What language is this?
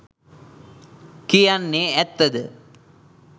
Sinhala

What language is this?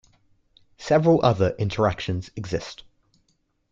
English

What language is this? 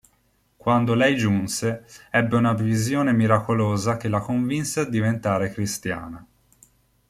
Italian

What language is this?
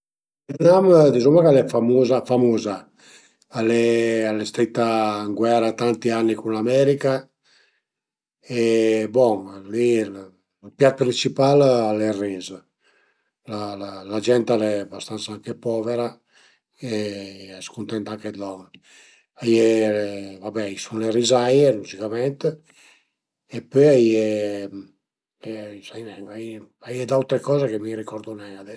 Piedmontese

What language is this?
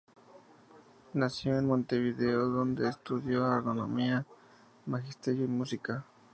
Spanish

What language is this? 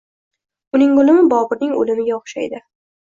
Uzbek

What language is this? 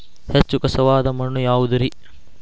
Kannada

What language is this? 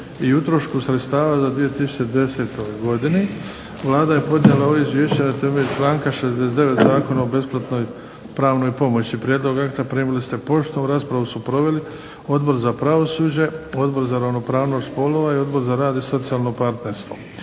Croatian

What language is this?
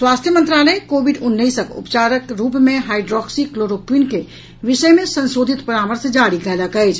Maithili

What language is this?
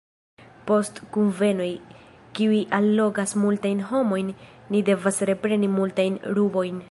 Esperanto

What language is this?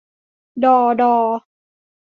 Thai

